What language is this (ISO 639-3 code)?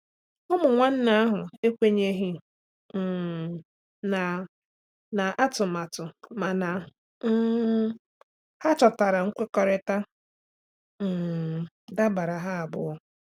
ibo